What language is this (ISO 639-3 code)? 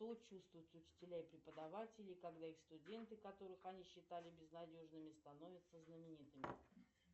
rus